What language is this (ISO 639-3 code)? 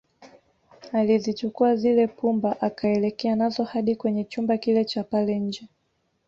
swa